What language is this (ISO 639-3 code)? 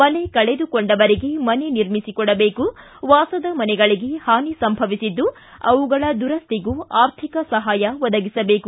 kan